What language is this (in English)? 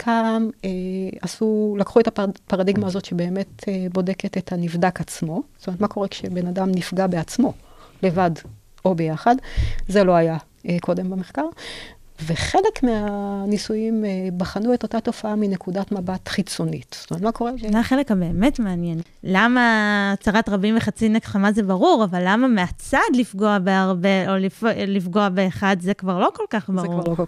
Hebrew